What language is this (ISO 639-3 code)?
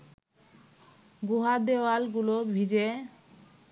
ben